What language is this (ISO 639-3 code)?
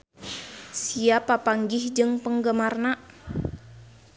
sun